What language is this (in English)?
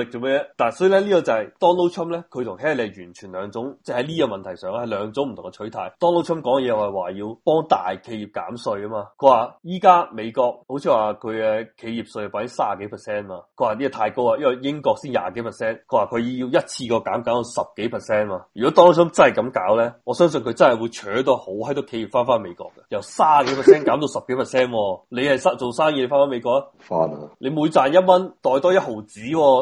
Chinese